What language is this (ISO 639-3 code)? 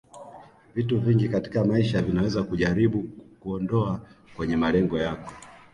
swa